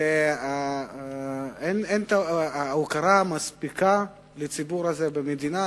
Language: Hebrew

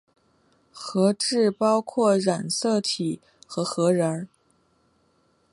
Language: Chinese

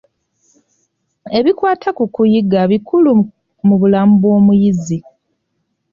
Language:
Ganda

